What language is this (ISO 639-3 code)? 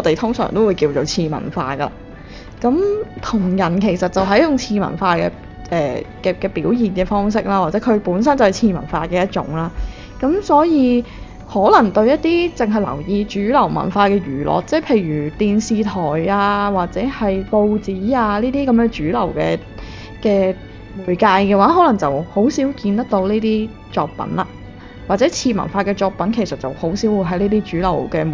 zho